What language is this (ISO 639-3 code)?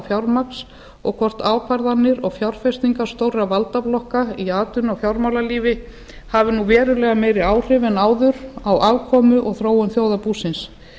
isl